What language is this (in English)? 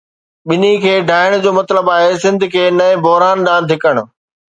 Sindhi